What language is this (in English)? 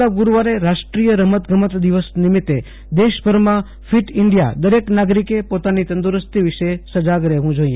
Gujarati